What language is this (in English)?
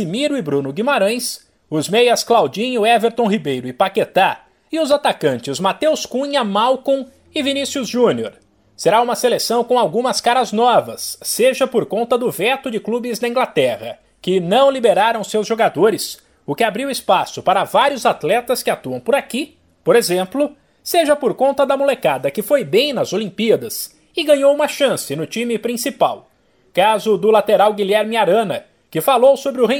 Portuguese